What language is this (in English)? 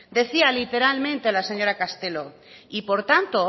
Spanish